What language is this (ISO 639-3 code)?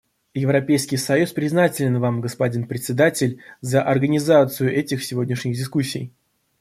rus